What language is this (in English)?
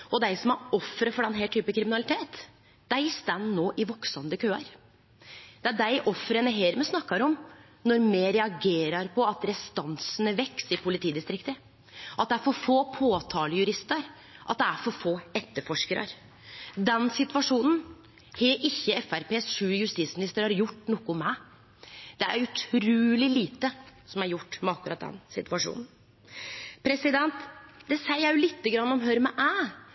Norwegian Nynorsk